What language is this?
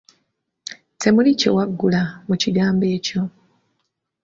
Ganda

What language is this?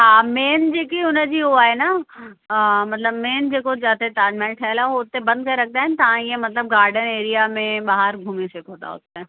Sindhi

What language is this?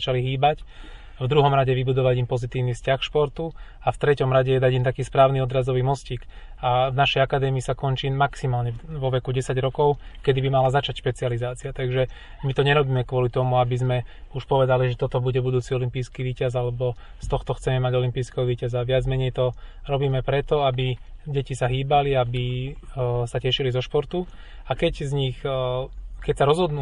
Slovak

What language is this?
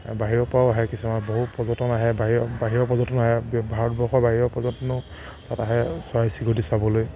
Assamese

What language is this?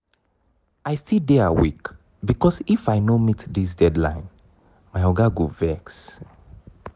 Nigerian Pidgin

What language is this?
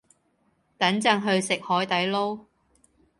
Cantonese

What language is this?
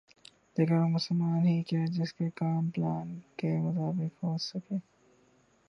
Urdu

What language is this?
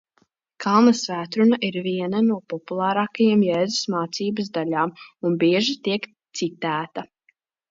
Latvian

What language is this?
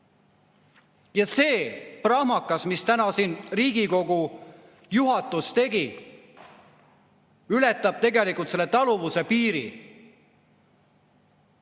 Estonian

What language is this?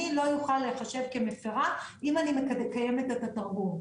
Hebrew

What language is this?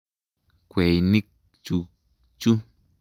Kalenjin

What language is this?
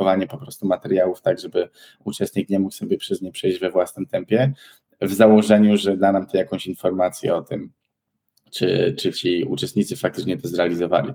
Polish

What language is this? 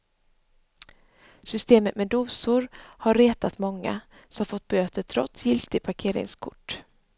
Swedish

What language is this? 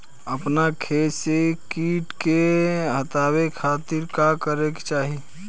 Bhojpuri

